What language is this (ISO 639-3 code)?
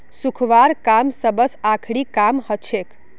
mag